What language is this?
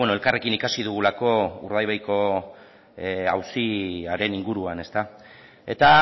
Basque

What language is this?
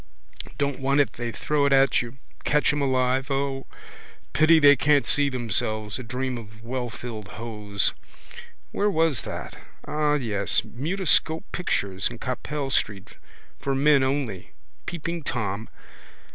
English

